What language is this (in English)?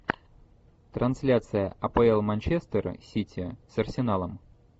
Russian